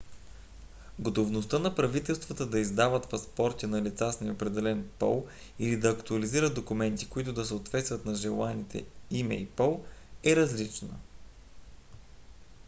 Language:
Bulgarian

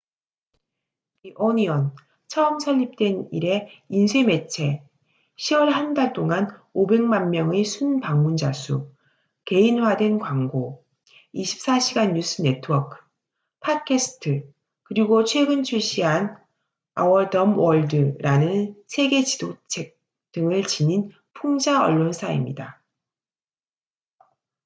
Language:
Korean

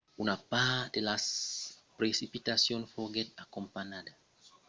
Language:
Occitan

